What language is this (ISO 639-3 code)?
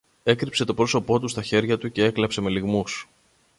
ell